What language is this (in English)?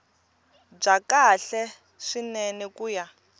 Tsonga